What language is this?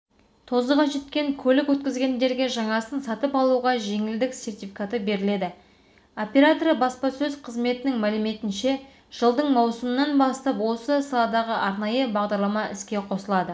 Kazakh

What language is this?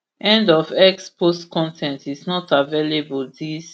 Nigerian Pidgin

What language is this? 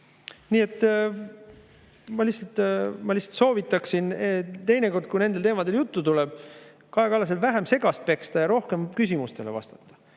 Estonian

